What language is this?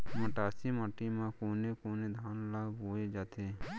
Chhattisgarhi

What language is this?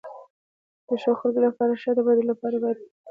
Pashto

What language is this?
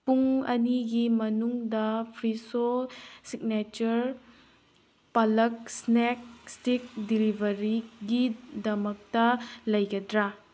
Manipuri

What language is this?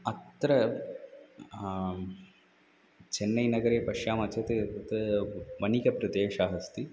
Sanskrit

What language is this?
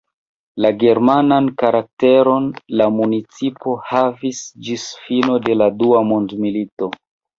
Esperanto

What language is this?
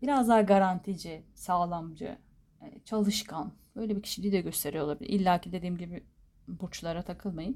Turkish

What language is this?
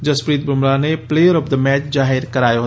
Gujarati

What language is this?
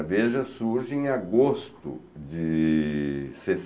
Portuguese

